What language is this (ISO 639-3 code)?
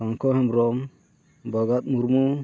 sat